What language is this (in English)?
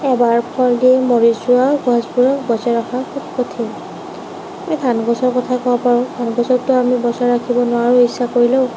Assamese